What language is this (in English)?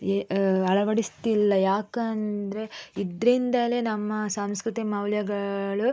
Kannada